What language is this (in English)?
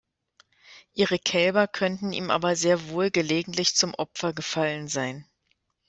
German